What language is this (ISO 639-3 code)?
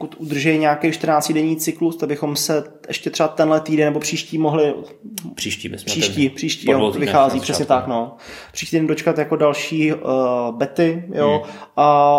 ces